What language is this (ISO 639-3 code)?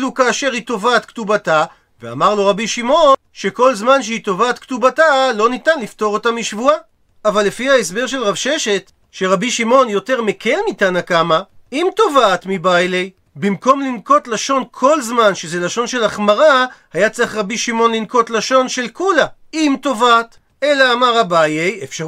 heb